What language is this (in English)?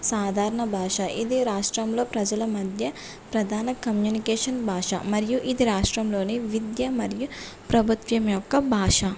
Telugu